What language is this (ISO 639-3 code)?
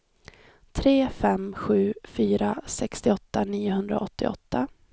swe